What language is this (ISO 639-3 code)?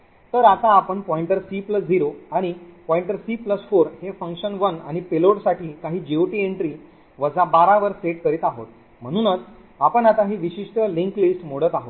mar